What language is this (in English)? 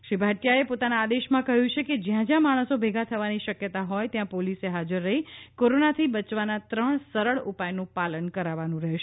Gujarati